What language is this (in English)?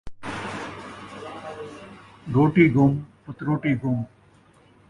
Saraiki